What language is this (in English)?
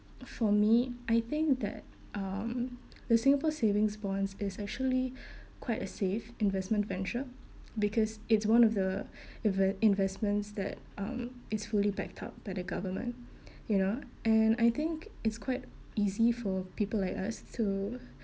English